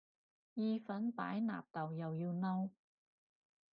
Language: Cantonese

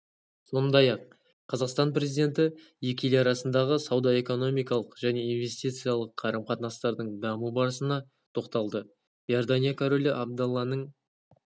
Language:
Kazakh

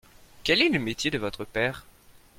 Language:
French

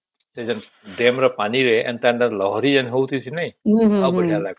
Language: Odia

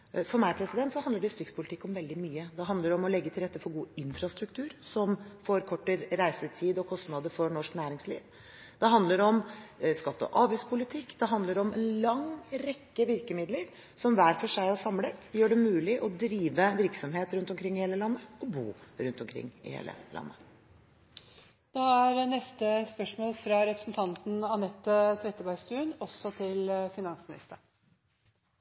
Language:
Norwegian Bokmål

